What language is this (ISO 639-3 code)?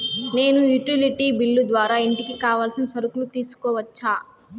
tel